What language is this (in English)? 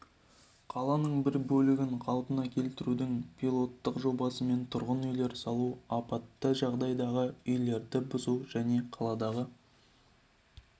Kazakh